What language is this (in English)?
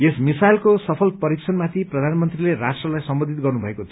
Nepali